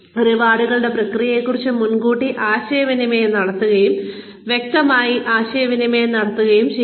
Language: Malayalam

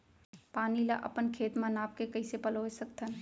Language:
Chhattisgarhi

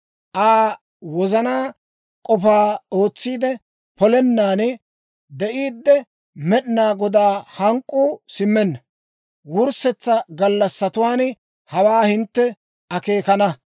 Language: Dawro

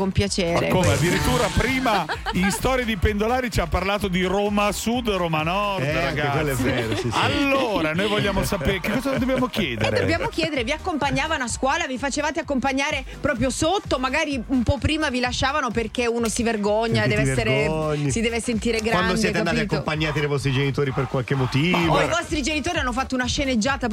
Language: Italian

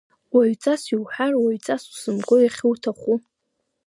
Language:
Abkhazian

